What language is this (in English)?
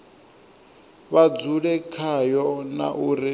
Venda